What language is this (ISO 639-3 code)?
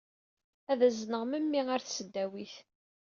kab